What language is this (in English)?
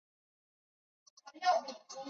Chinese